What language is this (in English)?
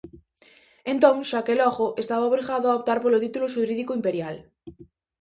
Galician